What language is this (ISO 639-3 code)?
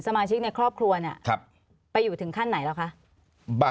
tha